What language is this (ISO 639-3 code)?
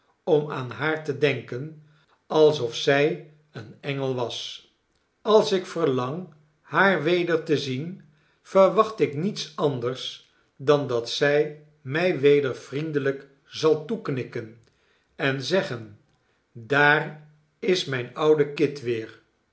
nld